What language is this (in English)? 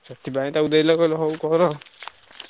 Odia